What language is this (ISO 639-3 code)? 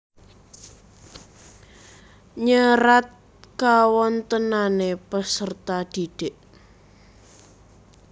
jav